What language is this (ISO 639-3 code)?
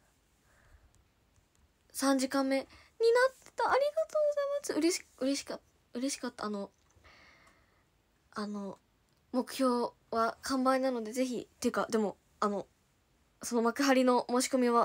jpn